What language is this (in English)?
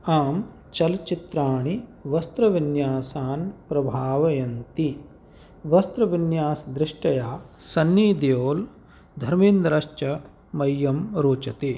Sanskrit